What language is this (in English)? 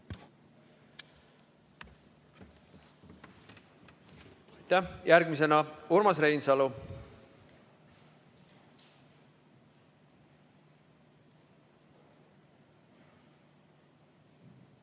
Estonian